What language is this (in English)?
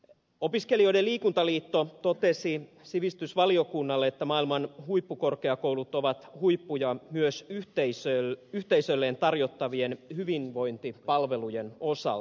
Finnish